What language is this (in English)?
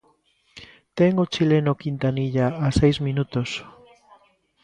Galician